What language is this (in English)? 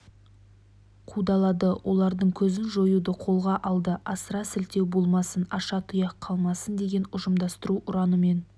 Kazakh